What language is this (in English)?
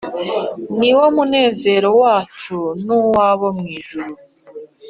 Kinyarwanda